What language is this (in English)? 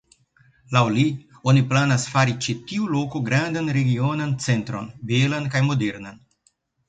Esperanto